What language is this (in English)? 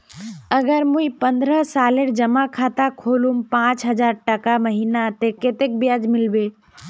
Magahi